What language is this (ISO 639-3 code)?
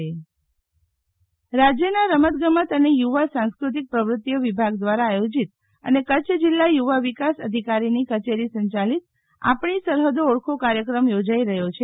guj